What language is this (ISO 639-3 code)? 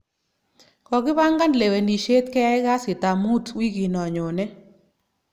kln